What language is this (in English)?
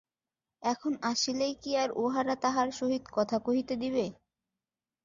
Bangla